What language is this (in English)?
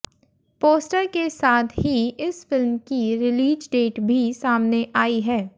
Hindi